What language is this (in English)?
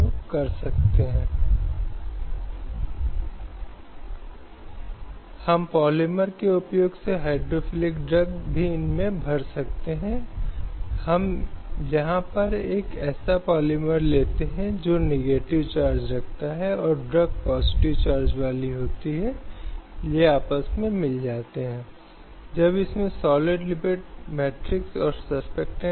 Hindi